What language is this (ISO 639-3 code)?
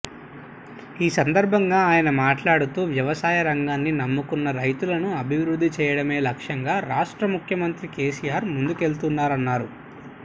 tel